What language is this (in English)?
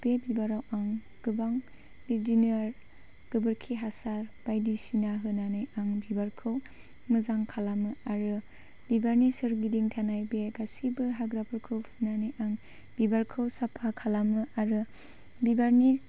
Bodo